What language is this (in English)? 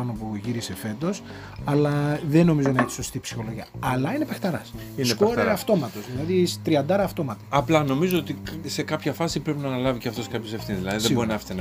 Greek